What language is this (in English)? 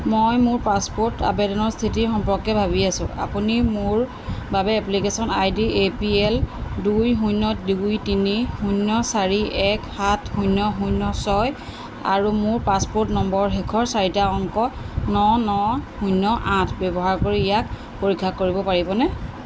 Assamese